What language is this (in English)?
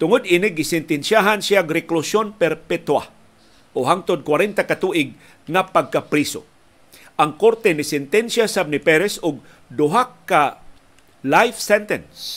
Filipino